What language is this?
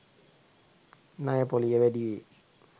Sinhala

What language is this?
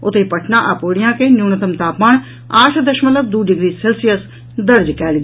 Maithili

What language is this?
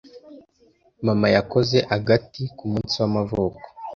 Kinyarwanda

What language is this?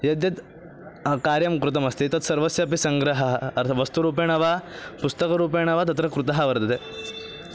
Sanskrit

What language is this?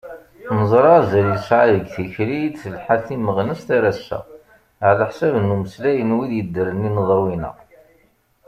Kabyle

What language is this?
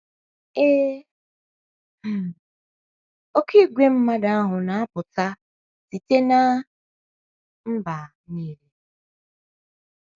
Igbo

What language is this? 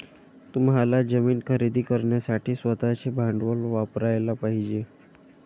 Marathi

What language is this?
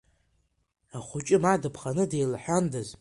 Abkhazian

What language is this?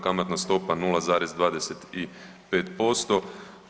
Croatian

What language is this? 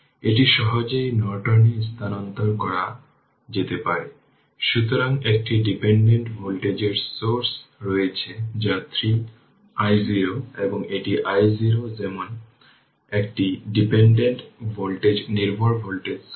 Bangla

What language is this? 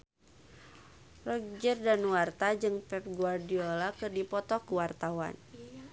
Sundanese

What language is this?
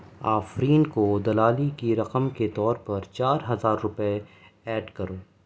Urdu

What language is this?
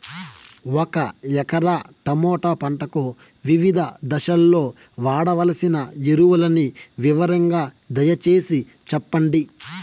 Telugu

